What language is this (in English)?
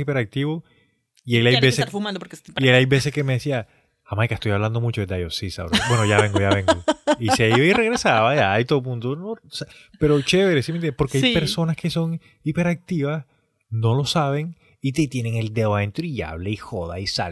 Spanish